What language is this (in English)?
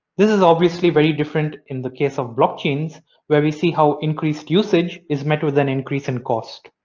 English